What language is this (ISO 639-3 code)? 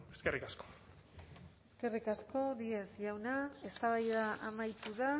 eus